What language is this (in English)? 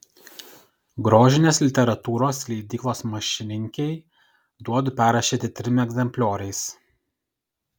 Lithuanian